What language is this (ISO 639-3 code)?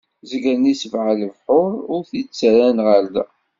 kab